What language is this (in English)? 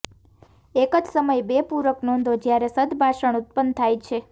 Gujarati